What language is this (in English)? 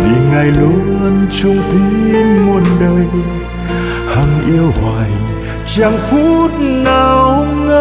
Vietnamese